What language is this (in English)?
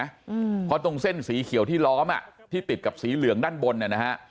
Thai